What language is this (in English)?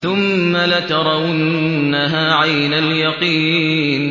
Arabic